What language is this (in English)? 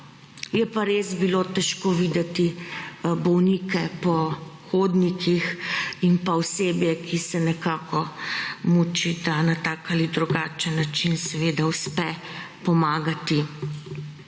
Slovenian